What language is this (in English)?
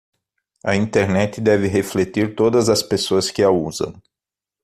Portuguese